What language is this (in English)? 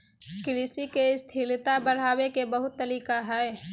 Magahi